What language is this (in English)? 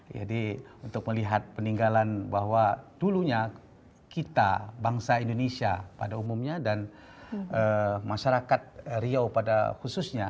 Indonesian